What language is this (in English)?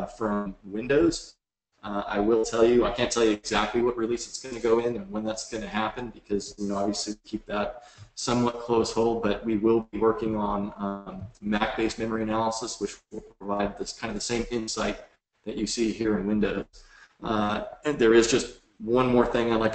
English